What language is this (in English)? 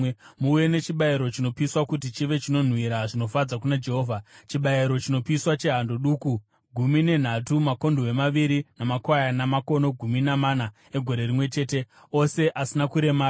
Shona